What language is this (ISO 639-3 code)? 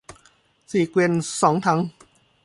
tha